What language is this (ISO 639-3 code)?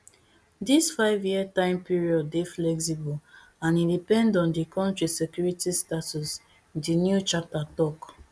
pcm